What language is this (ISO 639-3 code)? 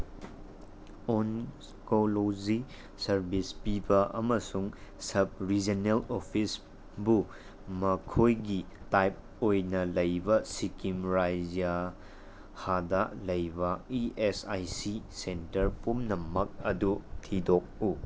mni